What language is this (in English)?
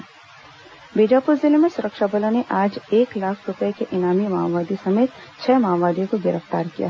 Hindi